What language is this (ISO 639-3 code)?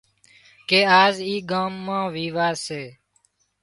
kxp